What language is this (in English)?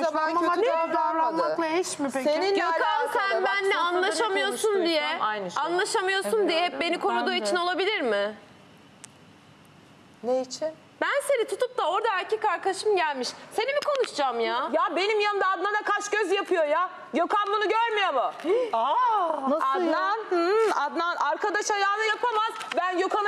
Turkish